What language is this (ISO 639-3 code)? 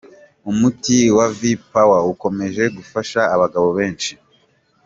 kin